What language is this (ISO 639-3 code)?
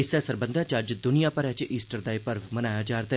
doi